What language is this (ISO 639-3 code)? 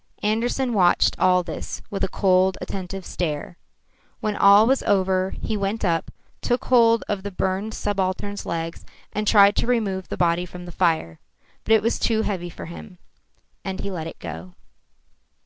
eng